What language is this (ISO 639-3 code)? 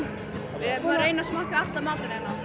isl